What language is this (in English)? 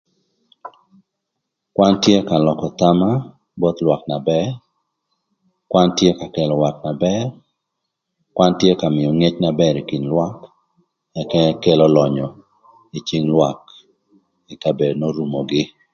Thur